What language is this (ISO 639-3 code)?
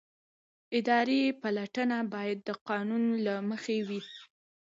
pus